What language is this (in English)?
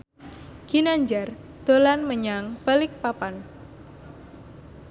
Javanese